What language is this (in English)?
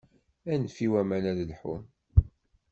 Kabyle